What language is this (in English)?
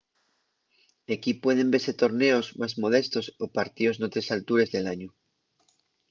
Asturian